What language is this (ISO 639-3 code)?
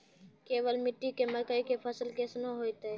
mai